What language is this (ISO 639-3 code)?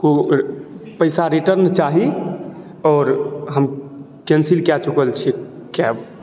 mai